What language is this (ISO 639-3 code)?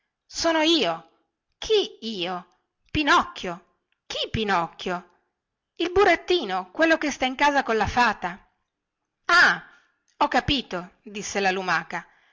ita